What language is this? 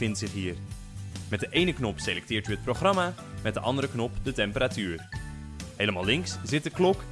Dutch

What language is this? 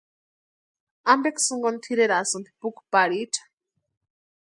Western Highland Purepecha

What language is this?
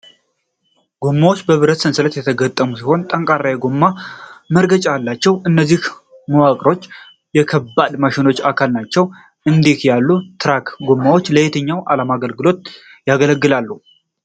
Amharic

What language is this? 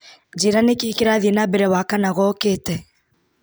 Kikuyu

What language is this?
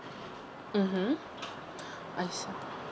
English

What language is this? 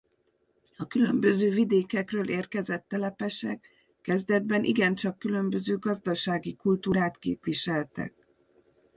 Hungarian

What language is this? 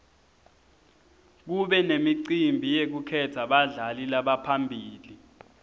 Swati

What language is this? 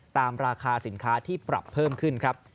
Thai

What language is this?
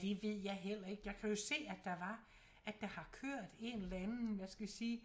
Danish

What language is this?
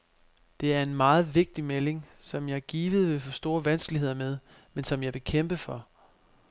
Danish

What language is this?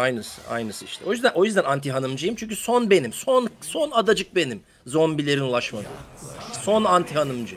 Turkish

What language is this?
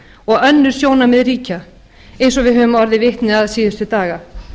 Icelandic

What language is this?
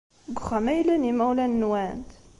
Kabyle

